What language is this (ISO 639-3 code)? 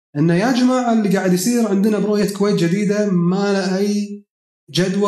ara